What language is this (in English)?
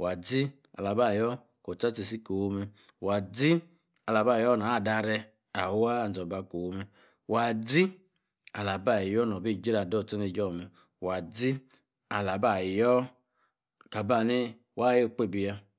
Yace